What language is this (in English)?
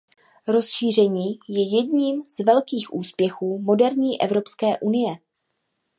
Czech